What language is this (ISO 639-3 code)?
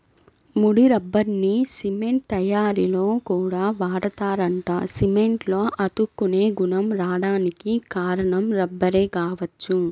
tel